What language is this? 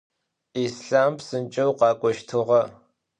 Adyghe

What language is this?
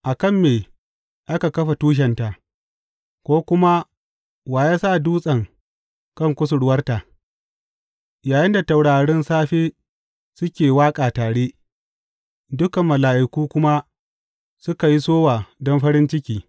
Hausa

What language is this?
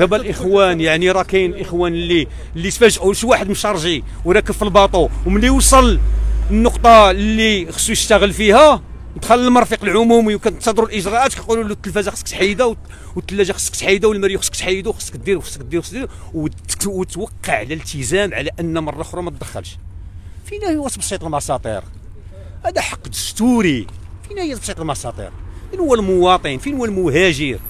Arabic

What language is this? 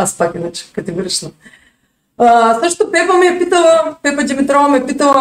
Bulgarian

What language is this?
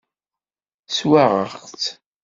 Kabyle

